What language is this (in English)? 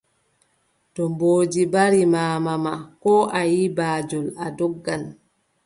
Adamawa Fulfulde